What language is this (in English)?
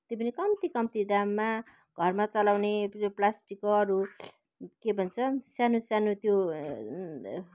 Nepali